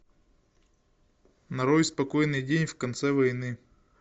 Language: Russian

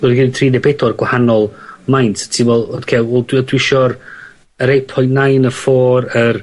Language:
Welsh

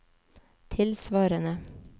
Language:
Norwegian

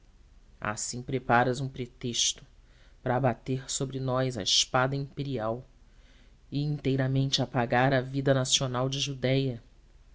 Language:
Portuguese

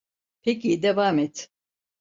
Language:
Turkish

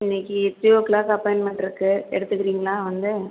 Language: Tamil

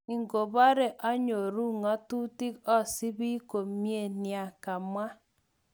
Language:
Kalenjin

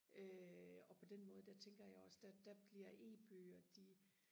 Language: Danish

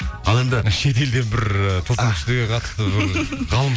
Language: Kazakh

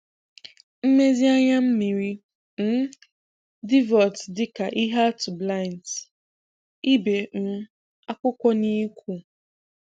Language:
Igbo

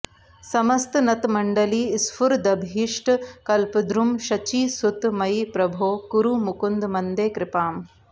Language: Sanskrit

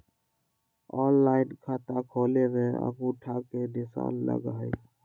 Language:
Magahi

